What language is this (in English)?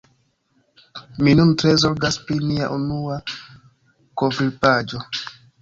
Esperanto